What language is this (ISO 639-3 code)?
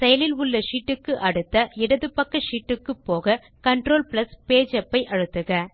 tam